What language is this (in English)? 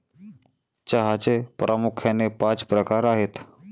Marathi